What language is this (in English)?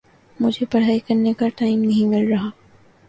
Urdu